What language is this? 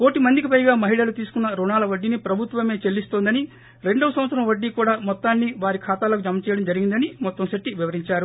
Telugu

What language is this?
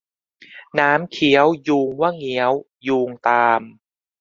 Thai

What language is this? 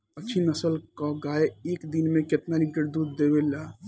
Bhojpuri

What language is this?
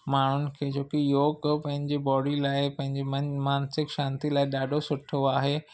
Sindhi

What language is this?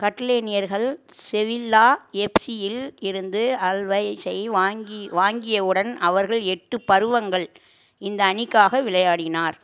Tamil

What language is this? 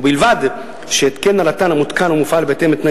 Hebrew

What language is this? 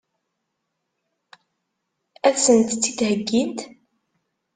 Kabyle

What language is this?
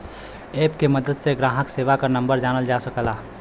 Bhojpuri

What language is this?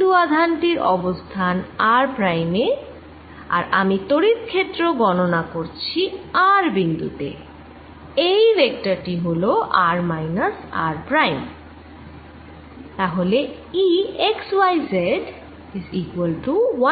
Bangla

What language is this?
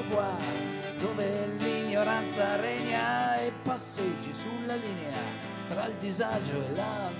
Italian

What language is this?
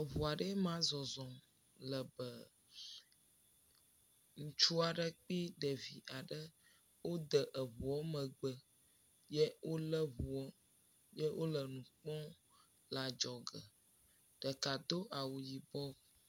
Ewe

